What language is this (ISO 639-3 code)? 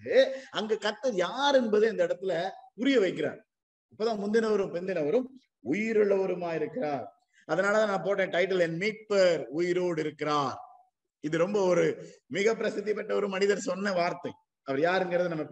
tam